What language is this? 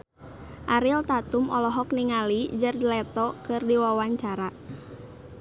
Sundanese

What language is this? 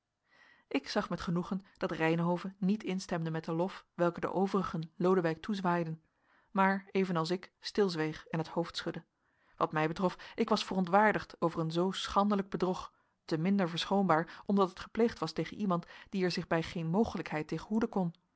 Dutch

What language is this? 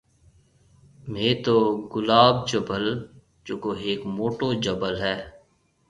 Marwari (Pakistan)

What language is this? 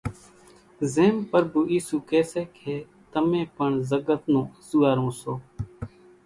Kachi Koli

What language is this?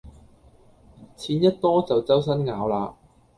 Cantonese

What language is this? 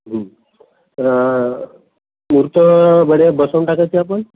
Marathi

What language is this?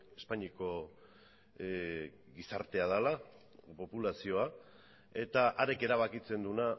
Basque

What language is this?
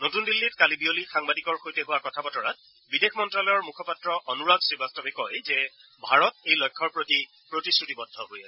Assamese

